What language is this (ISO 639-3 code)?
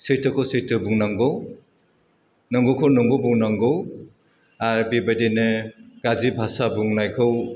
brx